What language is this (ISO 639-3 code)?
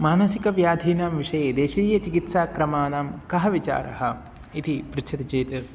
san